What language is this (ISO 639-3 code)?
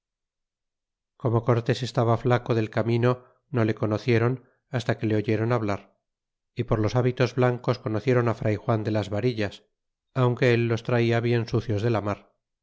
spa